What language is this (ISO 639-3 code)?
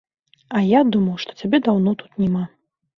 bel